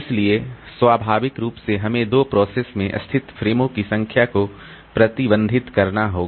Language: Hindi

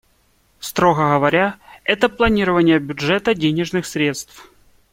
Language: Russian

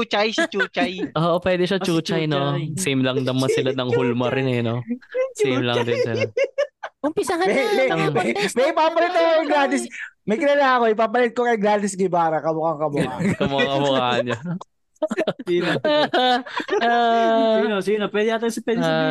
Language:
Filipino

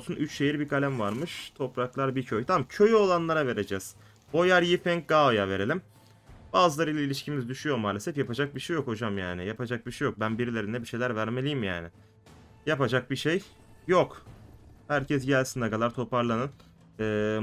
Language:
Turkish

